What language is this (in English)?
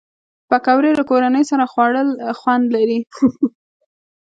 Pashto